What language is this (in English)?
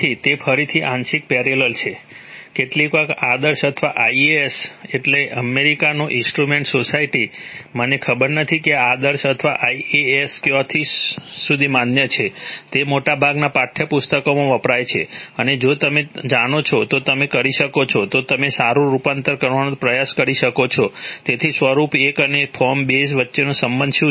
Gujarati